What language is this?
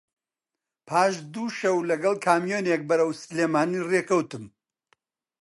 Central Kurdish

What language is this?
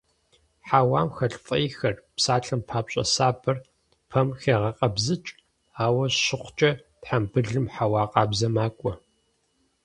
Kabardian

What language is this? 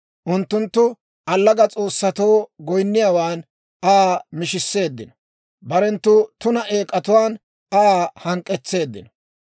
Dawro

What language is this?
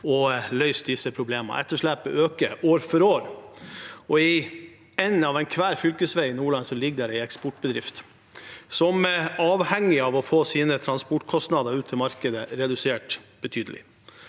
Norwegian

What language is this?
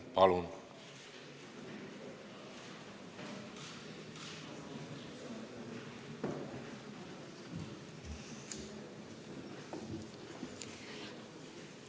Estonian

